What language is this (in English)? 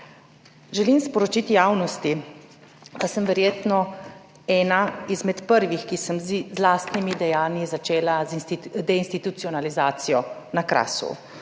Slovenian